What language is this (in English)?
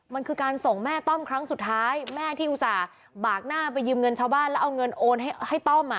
Thai